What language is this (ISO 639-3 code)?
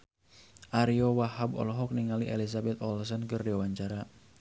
sun